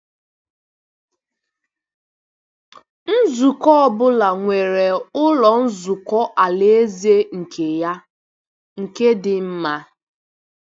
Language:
Igbo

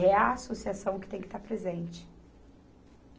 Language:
Portuguese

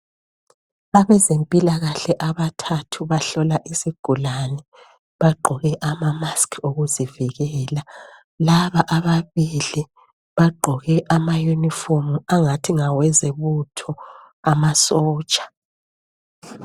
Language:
North Ndebele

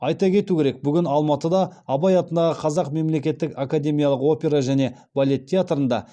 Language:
Kazakh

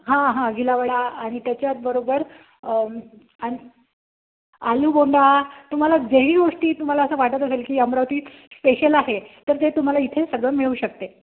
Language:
Marathi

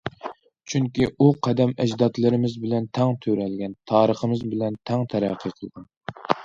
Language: Uyghur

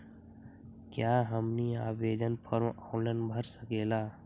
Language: Magahi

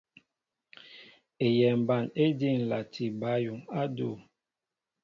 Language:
Mbo (Cameroon)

